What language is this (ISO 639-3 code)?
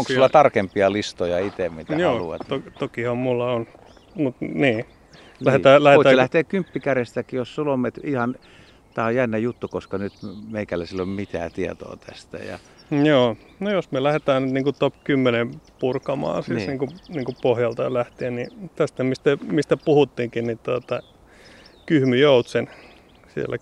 fin